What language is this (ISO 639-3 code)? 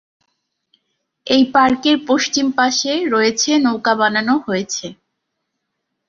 ben